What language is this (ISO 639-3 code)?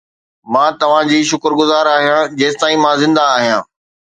snd